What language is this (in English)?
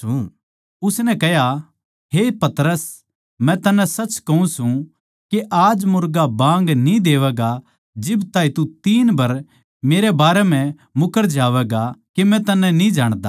Haryanvi